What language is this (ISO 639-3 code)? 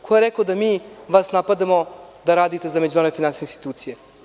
srp